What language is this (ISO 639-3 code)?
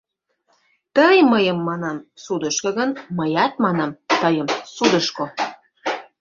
chm